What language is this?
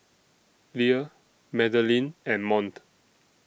English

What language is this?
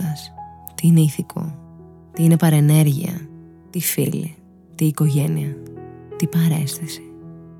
Greek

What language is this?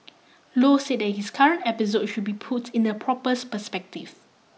English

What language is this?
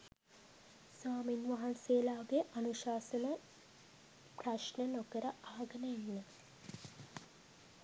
Sinhala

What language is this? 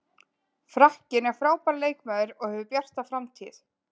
Icelandic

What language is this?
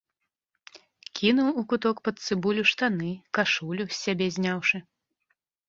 Belarusian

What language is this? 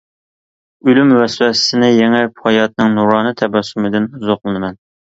Uyghur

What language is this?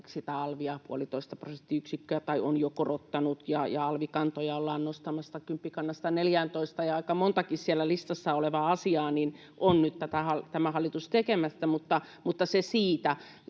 Finnish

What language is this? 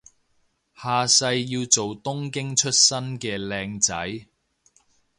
Cantonese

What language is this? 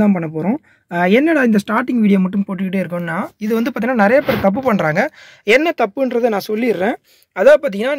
Tamil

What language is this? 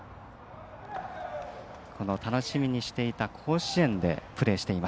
Japanese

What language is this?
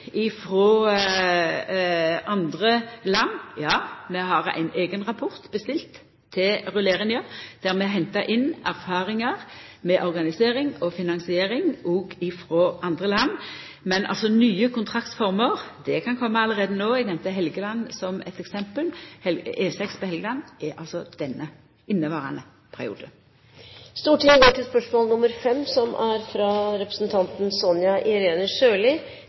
Norwegian Nynorsk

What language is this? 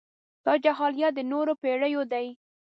Pashto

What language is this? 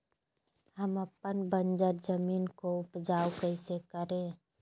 Magahi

